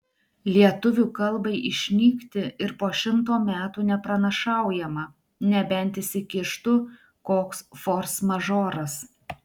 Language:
Lithuanian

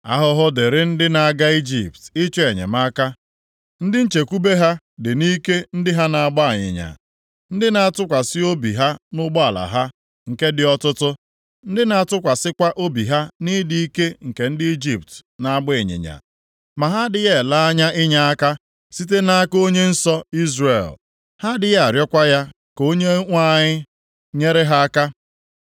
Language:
Igbo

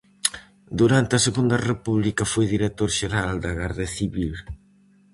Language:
Galician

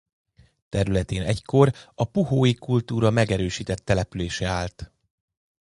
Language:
Hungarian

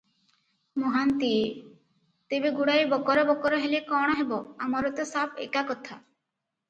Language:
Odia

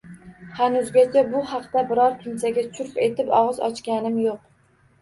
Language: Uzbek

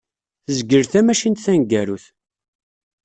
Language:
Kabyle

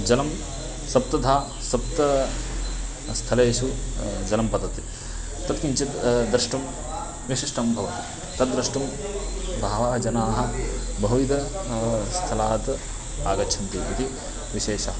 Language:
Sanskrit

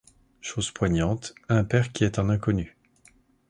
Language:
French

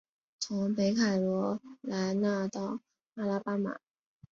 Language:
Chinese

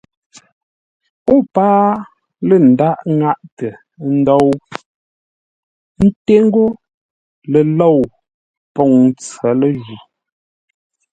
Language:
Ngombale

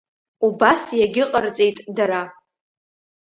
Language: Abkhazian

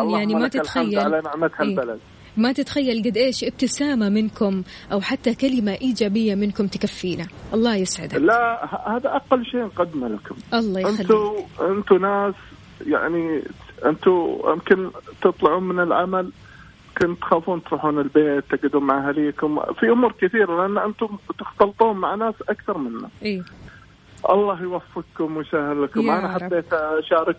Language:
Arabic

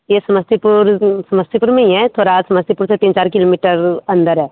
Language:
Hindi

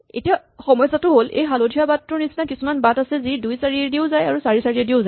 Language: Assamese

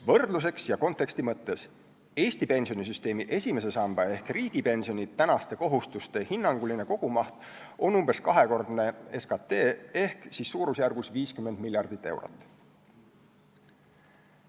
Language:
Estonian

